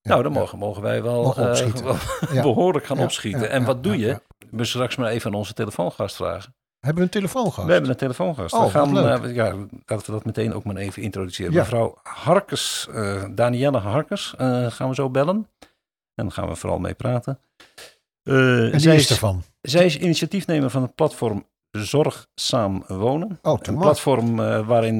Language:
Dutch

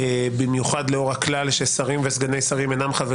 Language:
Hebrew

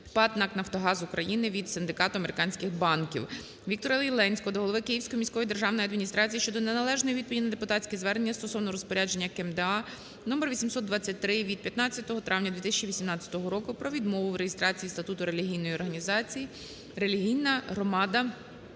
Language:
Ukrainian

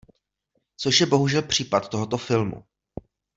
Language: Czech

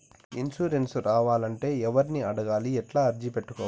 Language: Telugu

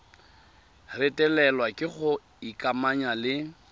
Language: Tswana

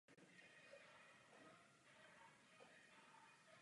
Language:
Czech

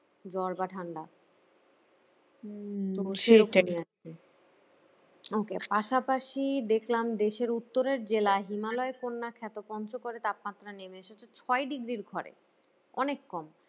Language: Bangla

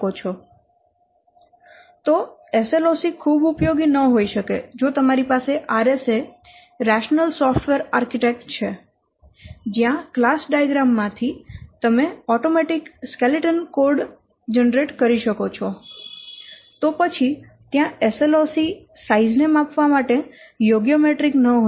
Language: Gujarati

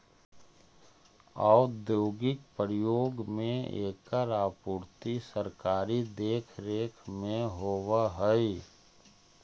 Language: Magahi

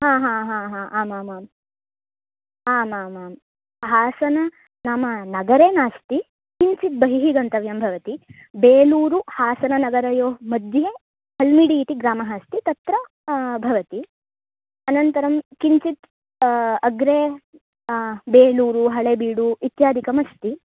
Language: Sanskrit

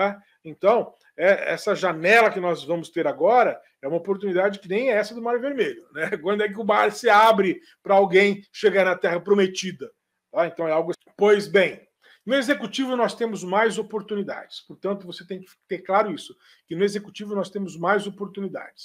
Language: Portuguese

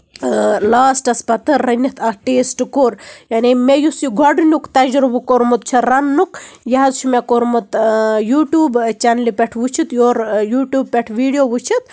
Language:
Kashmiri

